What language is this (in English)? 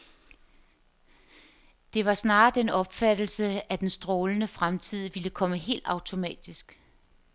Danish